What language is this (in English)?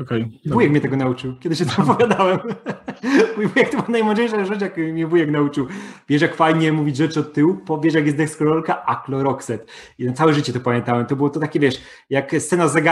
Polish